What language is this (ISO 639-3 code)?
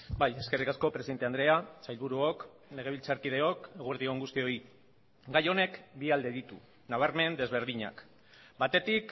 eus